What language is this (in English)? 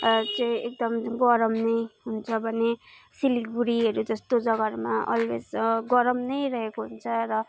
Nepali